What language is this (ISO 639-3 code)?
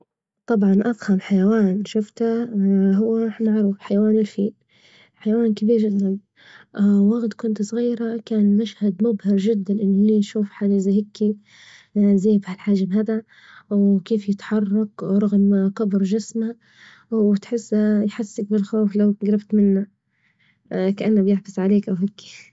ayl